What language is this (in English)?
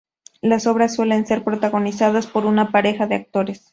Spanish